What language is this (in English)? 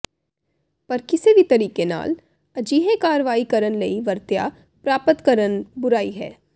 Punjabi